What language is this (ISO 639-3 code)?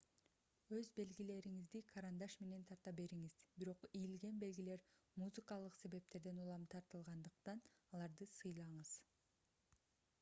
kir